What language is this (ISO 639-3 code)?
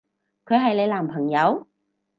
yue